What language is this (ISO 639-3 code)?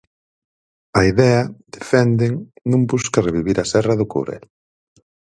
glg